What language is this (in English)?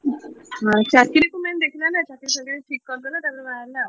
Odia